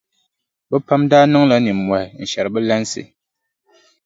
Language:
Dagbani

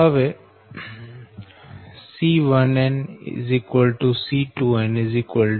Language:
Gujarati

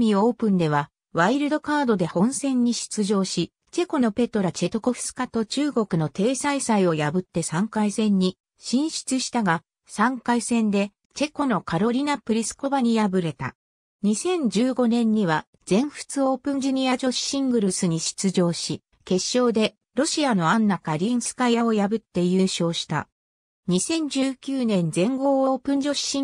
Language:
Japanese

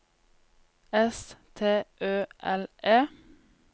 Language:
Norwegian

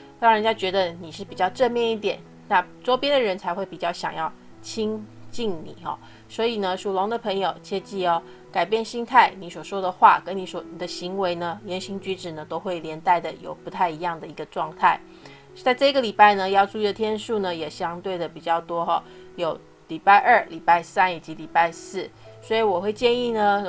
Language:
Chinese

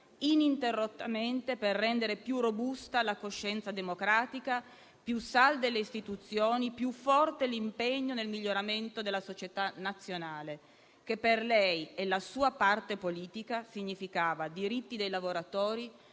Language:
Italian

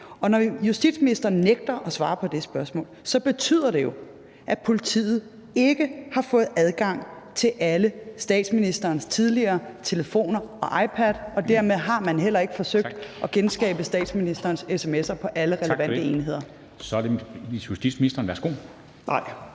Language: Danish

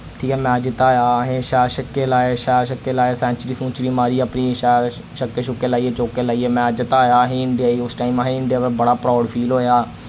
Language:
Dogri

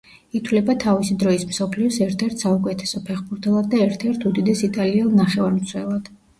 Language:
Georgian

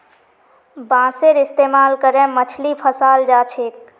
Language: Magahi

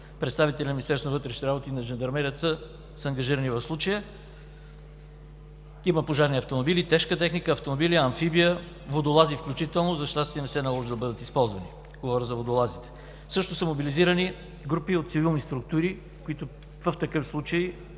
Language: Bulgarian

